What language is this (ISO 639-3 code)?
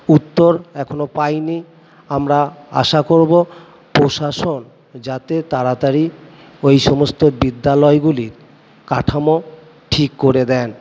ben